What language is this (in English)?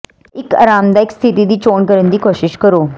Punjabi